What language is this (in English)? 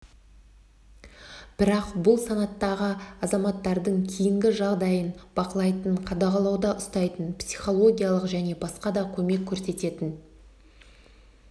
Kazakh